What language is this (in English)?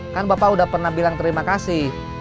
Indonesian